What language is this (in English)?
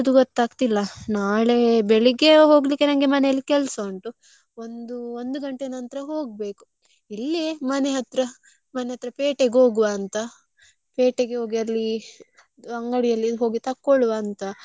Kannada